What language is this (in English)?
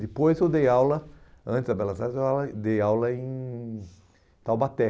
Portuguese